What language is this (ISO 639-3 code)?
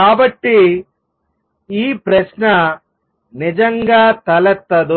tel